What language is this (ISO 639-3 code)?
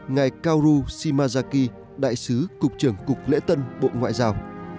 vie